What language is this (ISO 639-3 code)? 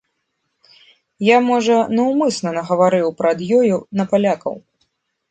bel